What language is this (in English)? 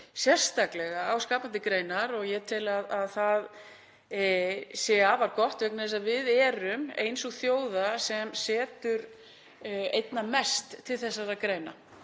Icelandic